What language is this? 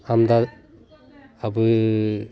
Santali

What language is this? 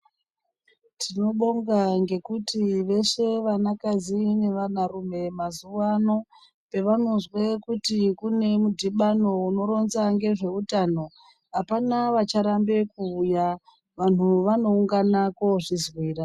Ndau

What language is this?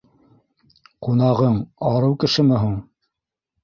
Bashkir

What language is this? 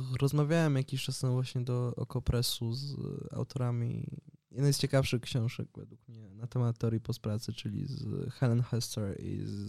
Polish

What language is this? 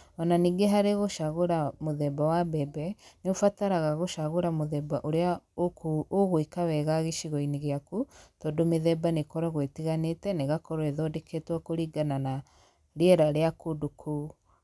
Kikuyu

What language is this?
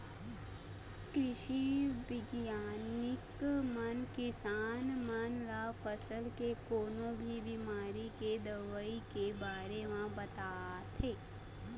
Chhattisgarhi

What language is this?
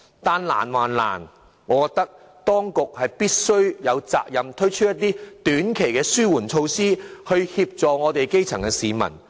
Cantonese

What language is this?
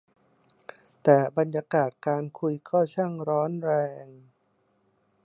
Thai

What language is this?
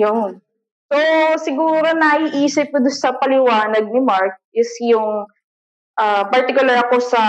Filipino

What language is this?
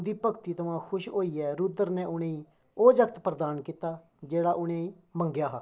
Dogri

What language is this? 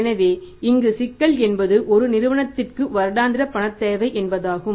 Tamil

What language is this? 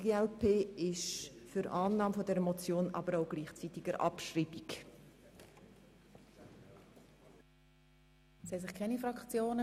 Swiss German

